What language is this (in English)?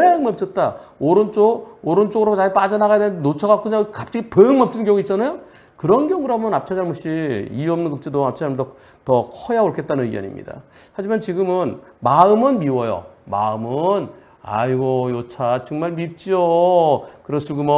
Korean